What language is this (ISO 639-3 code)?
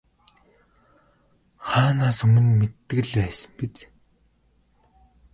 mon